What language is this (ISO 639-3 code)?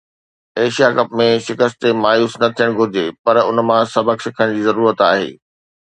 snd